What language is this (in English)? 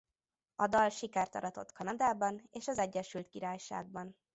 Hungarian